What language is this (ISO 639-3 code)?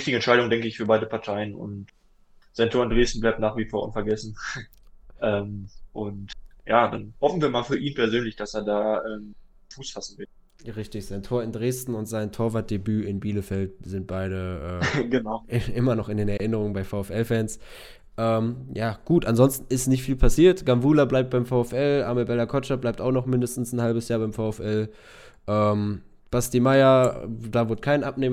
deu